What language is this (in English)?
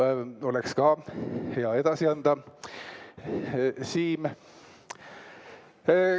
Estonian